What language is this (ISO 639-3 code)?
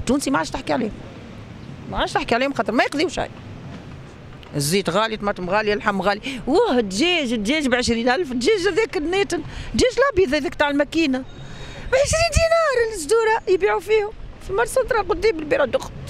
ara